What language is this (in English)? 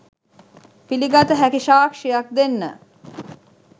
Sinhala